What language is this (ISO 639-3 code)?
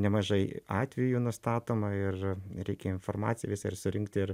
lit